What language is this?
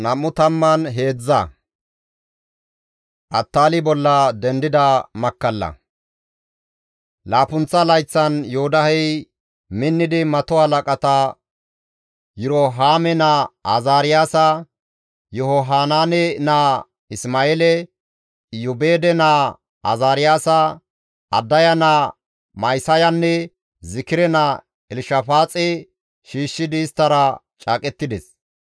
Gamo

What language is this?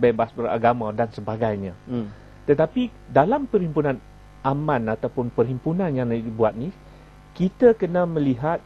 Malay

